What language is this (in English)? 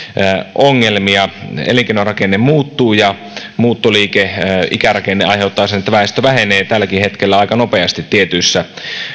Finnish